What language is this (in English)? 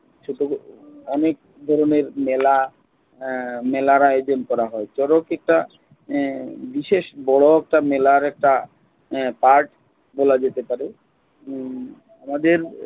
Bangla